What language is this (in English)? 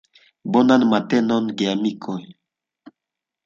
Esperanto